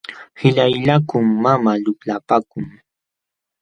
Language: Jauja Wanca Quechua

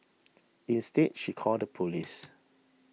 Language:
English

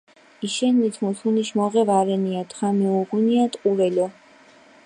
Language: Mingrelian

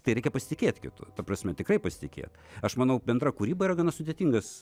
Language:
Lithuanian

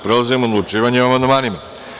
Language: Serbian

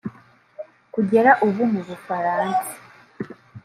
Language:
Kinyarwanda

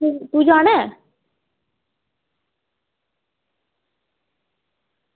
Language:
Dogri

